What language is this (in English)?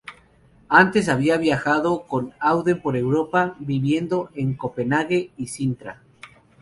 Spanish